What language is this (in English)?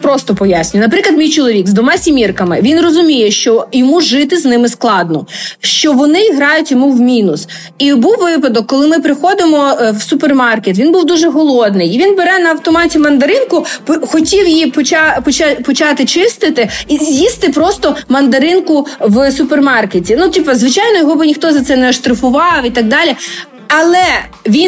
Ukrainian